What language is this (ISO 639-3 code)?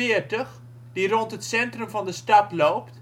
nld